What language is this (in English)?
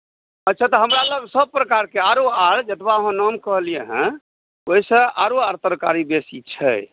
Maithili